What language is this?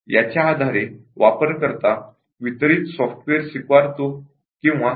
Marathi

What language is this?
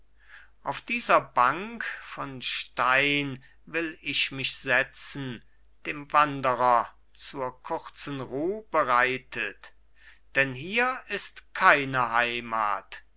German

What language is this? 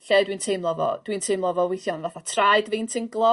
Welsh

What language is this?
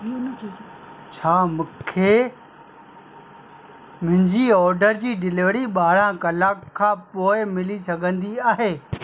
Sindhi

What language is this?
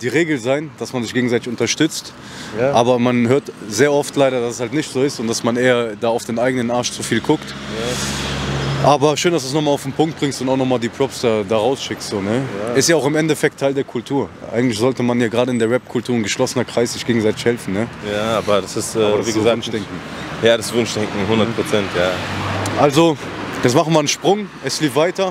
German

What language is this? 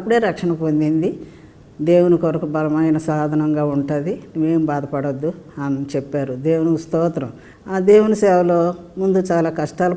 Telugu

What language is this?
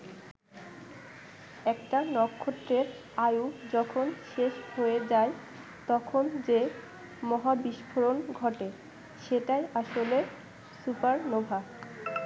Bangla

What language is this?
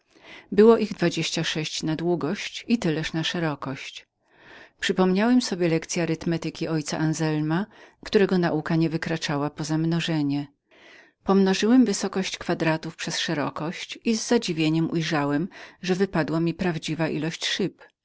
Polish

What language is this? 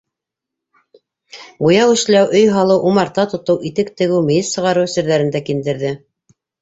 Bashkir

